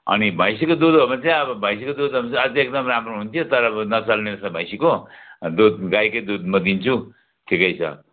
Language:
Nepali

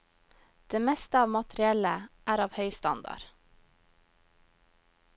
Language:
Norwegian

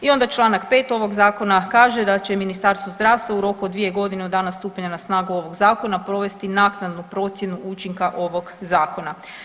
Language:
Croatian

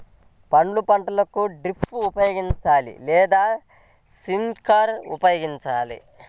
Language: Telugu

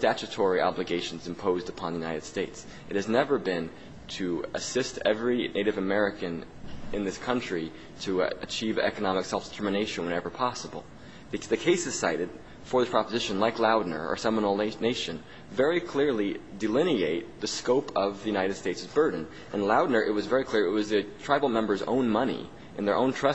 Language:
English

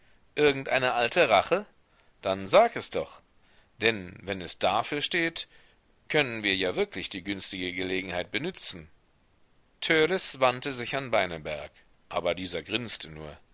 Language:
German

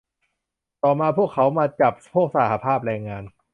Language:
Thai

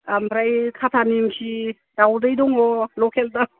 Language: Bodo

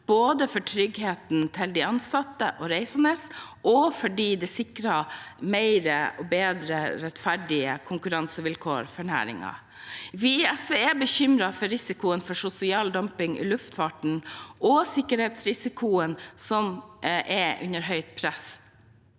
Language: Norwegian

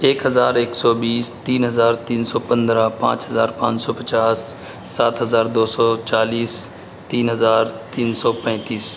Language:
Urdu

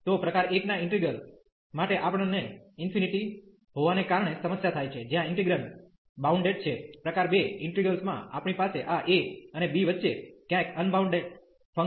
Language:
Gujarati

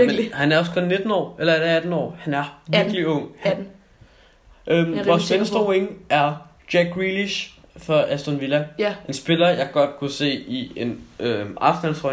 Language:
Danish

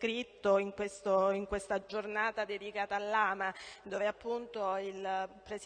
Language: Italian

